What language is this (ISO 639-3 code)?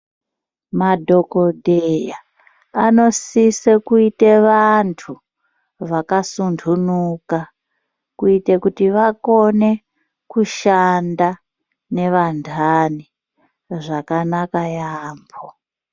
ndc